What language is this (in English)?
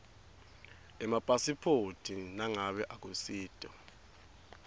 Swati